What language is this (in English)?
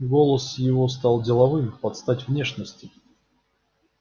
Russian